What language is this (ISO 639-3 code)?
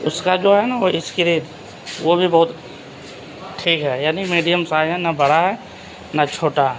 urd